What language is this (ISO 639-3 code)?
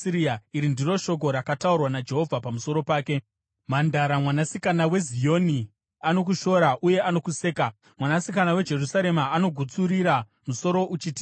sna